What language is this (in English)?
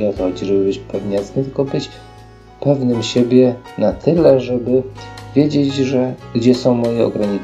Polish